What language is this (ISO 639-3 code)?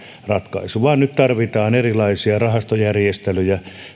fin